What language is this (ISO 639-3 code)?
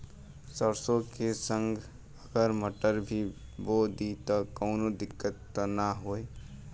bho